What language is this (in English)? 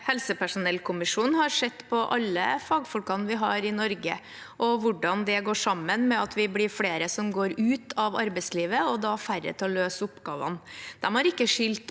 Norwegian